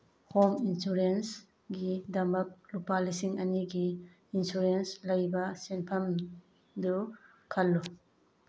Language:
Manipuri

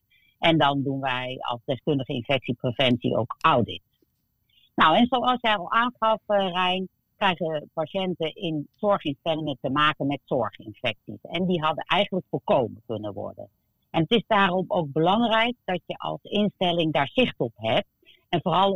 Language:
Dutch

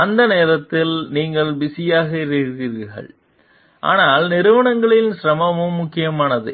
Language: Tamil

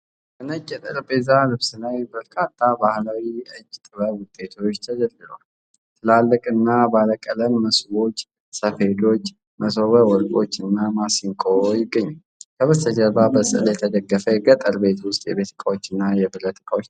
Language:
Amharic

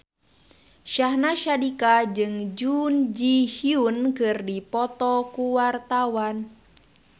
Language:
Sundanese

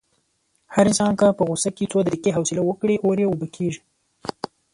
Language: Pashto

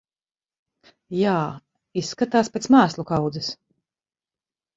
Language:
Latvian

